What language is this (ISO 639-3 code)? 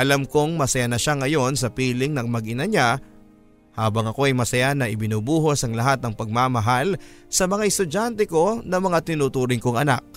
fil